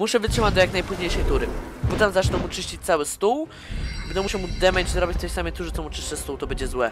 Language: Polish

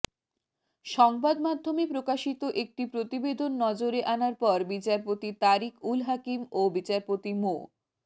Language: Bangla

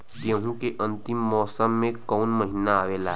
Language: Bhojpuri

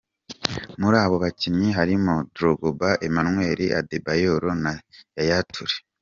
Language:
Kinyarwanda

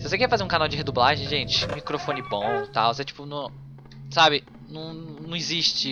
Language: Portuguese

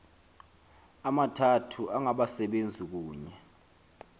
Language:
Xhosa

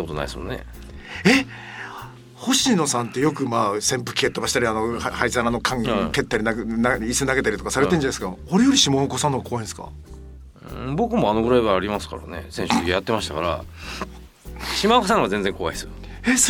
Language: Japanese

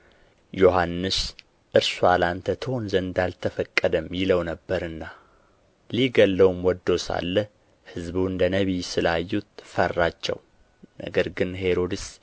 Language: Amharic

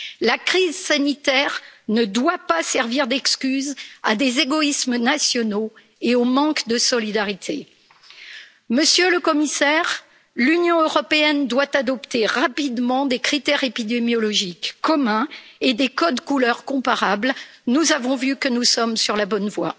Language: French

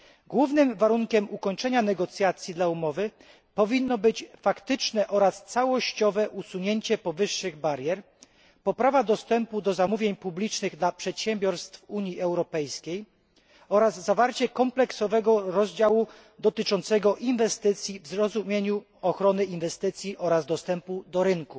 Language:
Polish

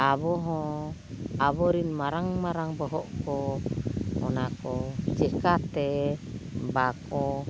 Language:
Santali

